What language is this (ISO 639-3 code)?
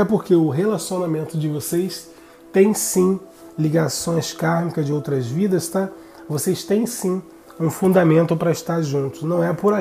por